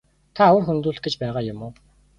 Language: Mongolian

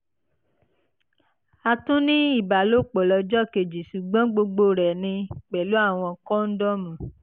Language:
Yoruba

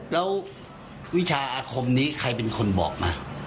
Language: Thai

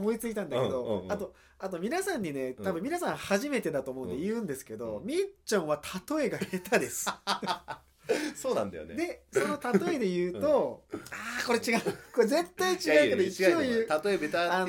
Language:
Japanese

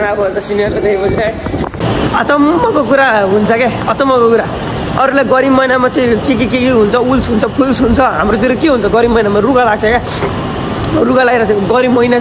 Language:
Arabic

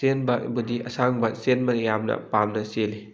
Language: Manipuri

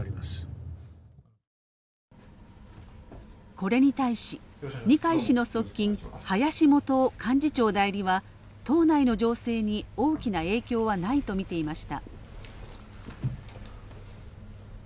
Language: Japanese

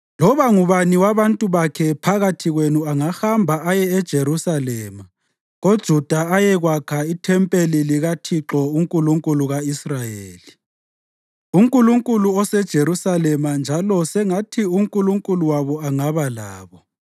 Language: North Ndebele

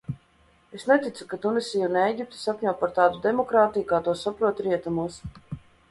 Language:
Latvian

